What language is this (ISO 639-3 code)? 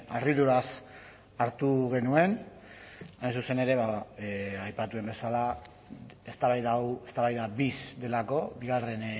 eus